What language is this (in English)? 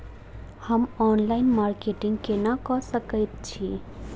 Maithili